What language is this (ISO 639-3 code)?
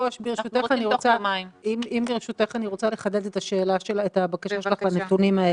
heb